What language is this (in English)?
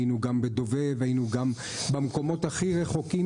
Hebrew